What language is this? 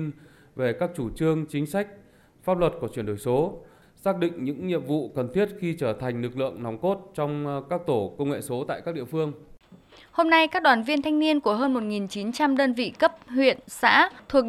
Vietnamese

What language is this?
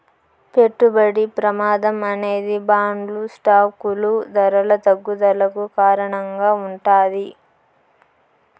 Telugu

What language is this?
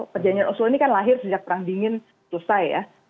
Indonesian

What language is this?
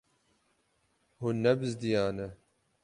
Kurdish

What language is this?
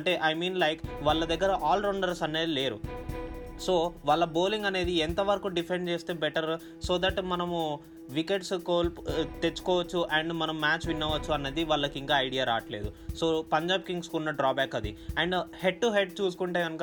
Telugu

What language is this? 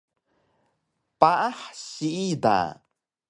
Taroko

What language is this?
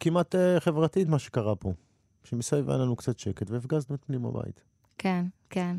Hebrew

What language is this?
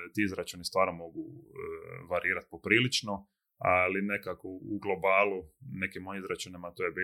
Croatian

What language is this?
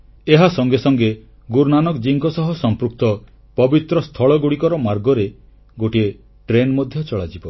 Odia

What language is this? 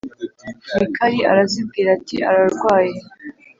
Kinyarwanda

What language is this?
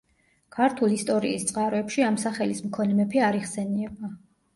Georgian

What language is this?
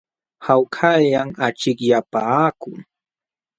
Jauja Wanca Quechua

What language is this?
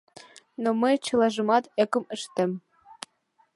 Mari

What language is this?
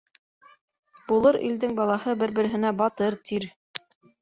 Bashkir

